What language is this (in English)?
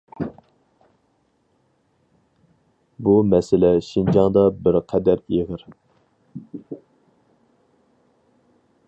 Uyghur